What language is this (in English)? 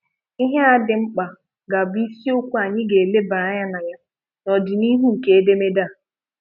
Igbo